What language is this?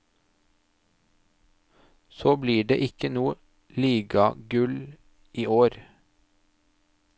Norwegian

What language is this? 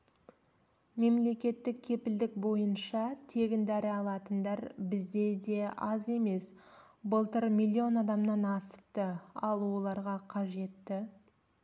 Kazakh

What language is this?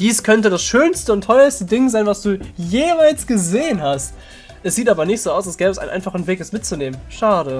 German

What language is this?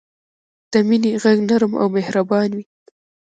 Pashto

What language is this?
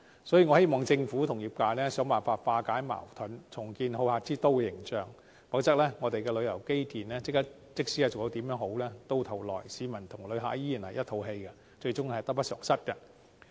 Cantonese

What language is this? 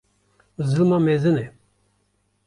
Kurdish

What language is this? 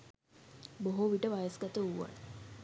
Sinhala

